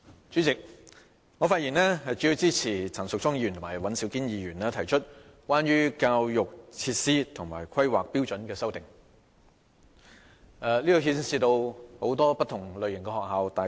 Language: Cantonese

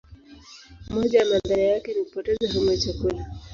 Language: Swahili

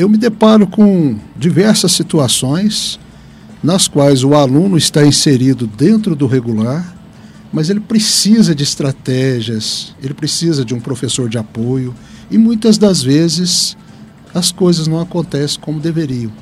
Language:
Portuguese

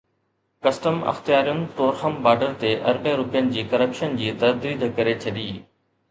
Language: Sindhi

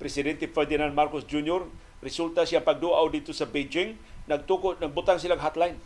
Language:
Filipino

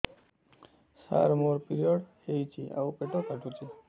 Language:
Odia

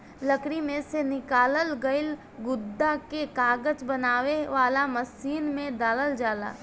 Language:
Bhojpuri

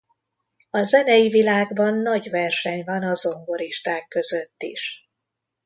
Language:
Hungarian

